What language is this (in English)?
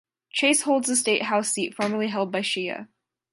English